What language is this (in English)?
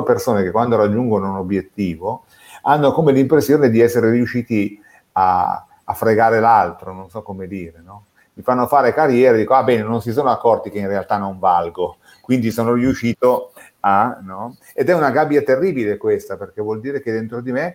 Italian